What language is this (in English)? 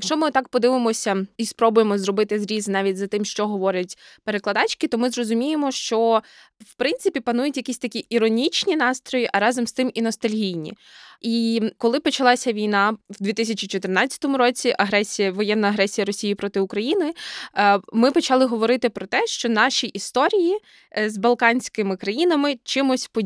Ukrainian